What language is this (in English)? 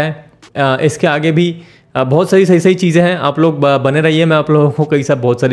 Hindi